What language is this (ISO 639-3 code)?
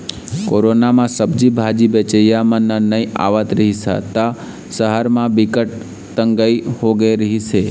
hne